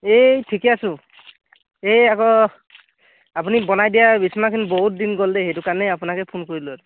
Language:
Assamese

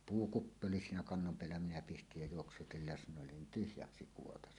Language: Finnish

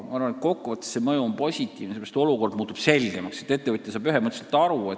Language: Estonian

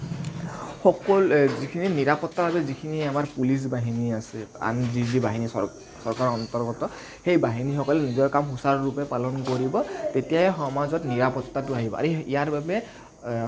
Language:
Assamese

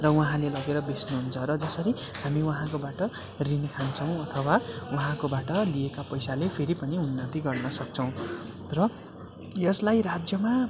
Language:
Nepali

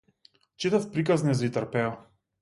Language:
Macedonian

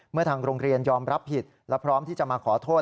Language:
Thai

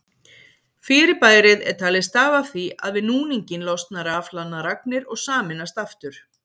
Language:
Icelandic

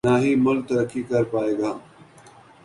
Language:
Urdu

